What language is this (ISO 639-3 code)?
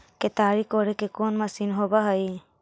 mag